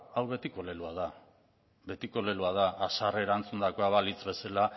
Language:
Basque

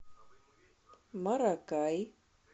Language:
Russian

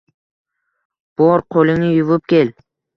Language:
Uzbek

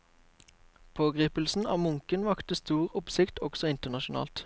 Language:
Norwegian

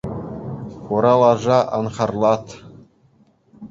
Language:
Chuvash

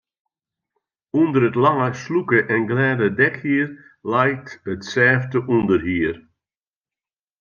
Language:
Western Frisian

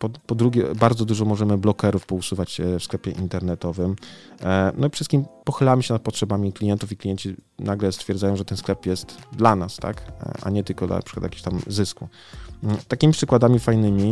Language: Polish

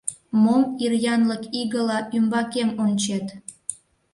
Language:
Mari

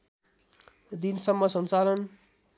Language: Nepali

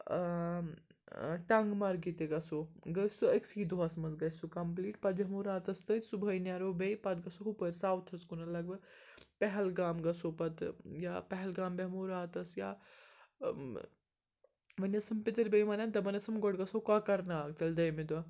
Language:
Kashmiri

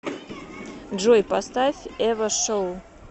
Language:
Russian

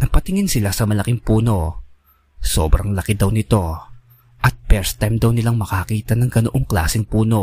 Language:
Filipino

